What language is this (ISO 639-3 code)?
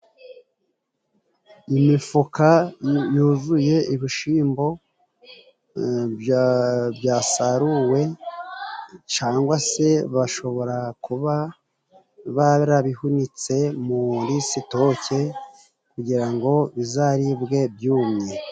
kin